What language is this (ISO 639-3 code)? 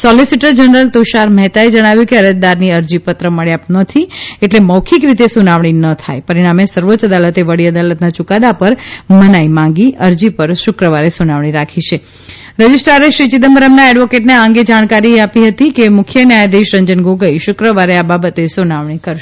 guj